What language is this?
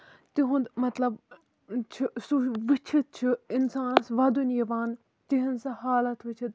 Kashmiri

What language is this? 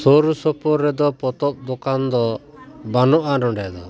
Santali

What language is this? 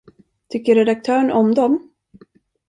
Swedish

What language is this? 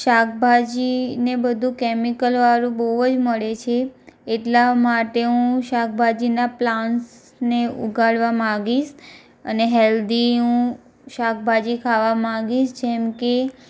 Gujarati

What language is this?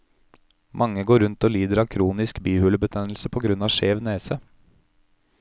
Norwegian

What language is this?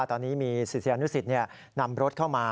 Thai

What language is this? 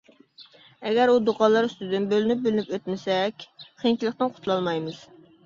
Uyghur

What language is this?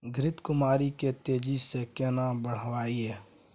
Maithili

